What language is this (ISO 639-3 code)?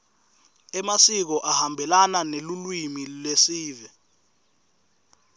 ssw